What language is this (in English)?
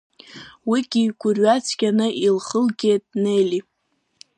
Abkhazian